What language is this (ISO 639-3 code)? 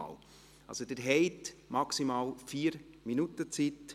gsw